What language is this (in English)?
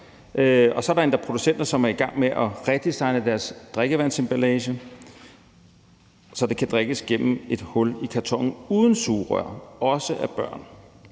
Danish